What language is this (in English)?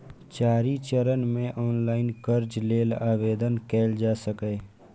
Maithili